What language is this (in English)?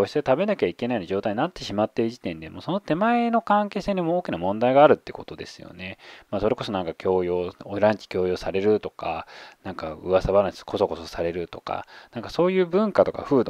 Japanese